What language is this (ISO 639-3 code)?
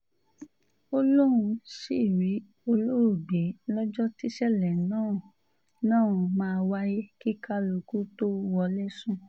yor